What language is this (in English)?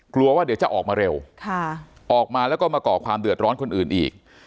Thai